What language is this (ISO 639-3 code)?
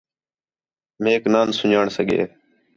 xhe